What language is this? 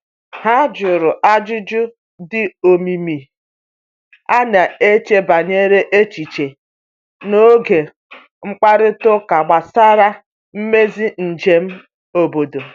Igbo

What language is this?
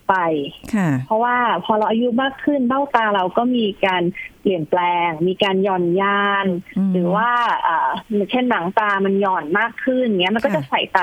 Thai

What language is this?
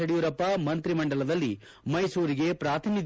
Kannada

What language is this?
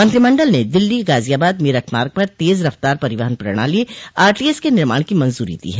Hindi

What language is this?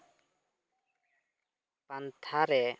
Santali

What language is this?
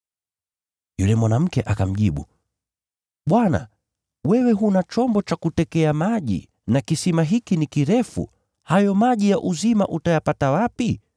Swahili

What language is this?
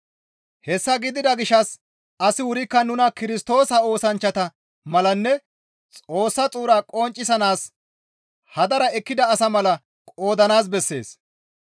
Gamo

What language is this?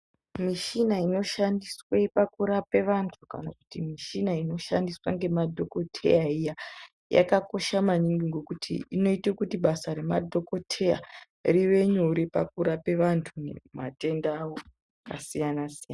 Ndau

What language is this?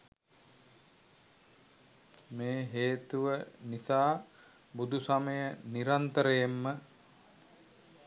Sinhala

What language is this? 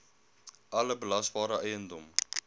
Afrikaans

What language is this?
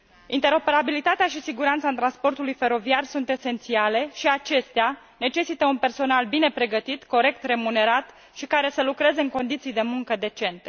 Romanian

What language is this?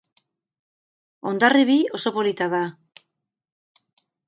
Basque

